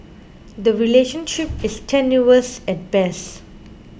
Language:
English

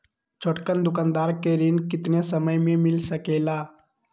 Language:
Magahi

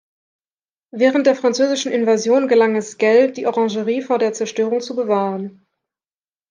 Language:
German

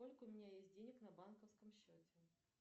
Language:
Russian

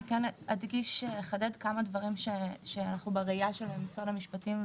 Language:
Hebrew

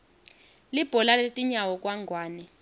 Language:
Swati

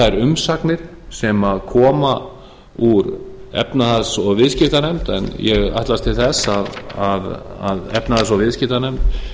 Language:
Icelandic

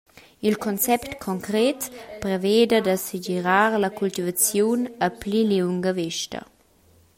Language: Romansh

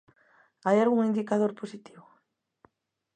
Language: Galician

